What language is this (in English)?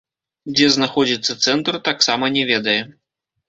Belarusian